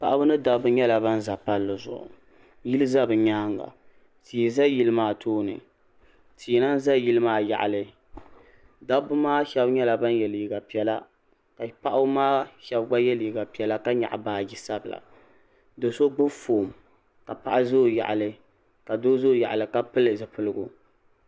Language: Dagbani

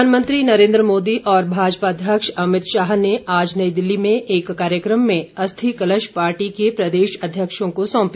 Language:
Hindi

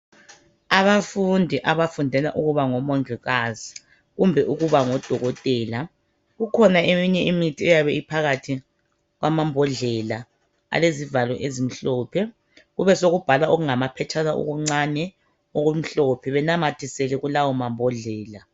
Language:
North Ndebele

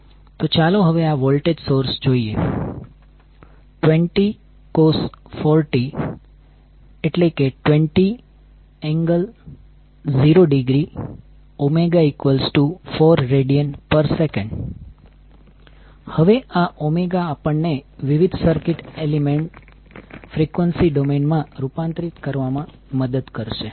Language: Gujarati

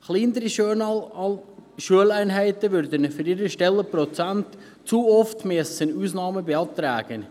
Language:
Swiss German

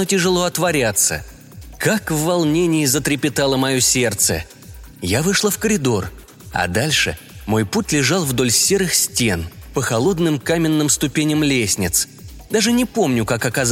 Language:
Russian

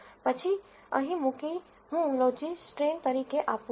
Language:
Gujarati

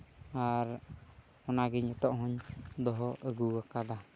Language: Santali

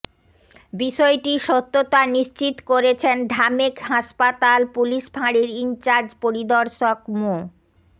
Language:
Bangla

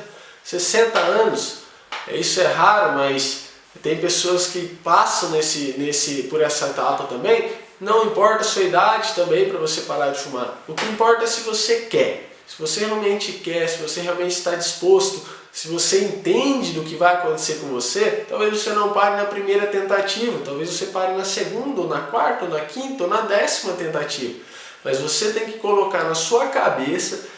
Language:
Portuguese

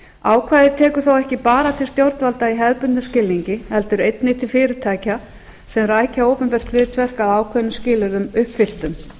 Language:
Icelandic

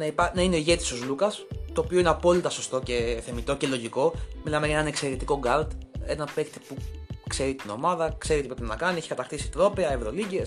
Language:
Greek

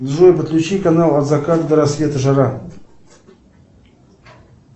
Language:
Russian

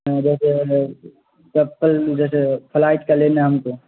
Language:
Urdu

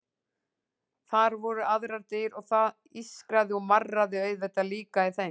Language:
Icelandic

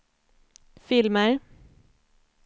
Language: Swedish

